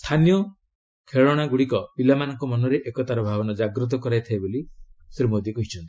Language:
Odia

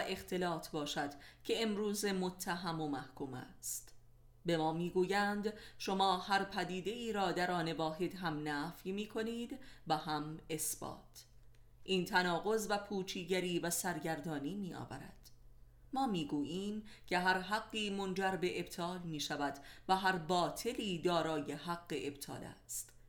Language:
Persian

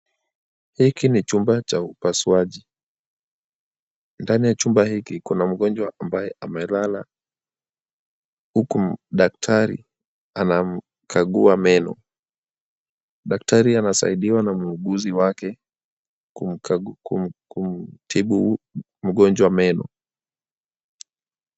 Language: Swahili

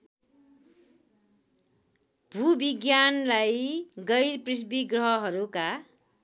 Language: Nepali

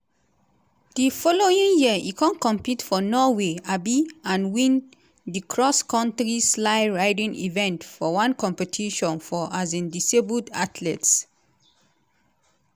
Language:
Nigerian Pidgin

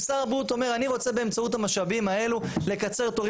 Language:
Hebrew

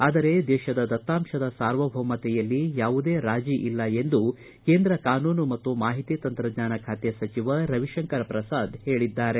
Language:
Kannada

